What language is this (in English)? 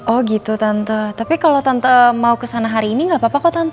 Indonesian